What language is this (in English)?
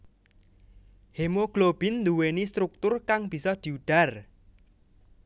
Javanese